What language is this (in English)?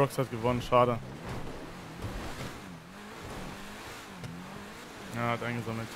German